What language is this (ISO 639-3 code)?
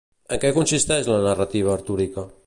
cat